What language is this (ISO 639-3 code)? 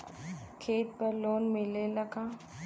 bho